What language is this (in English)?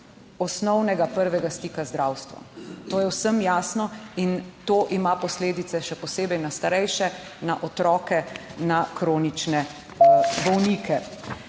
Slovenian